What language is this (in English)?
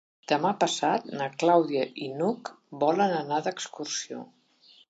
Catalan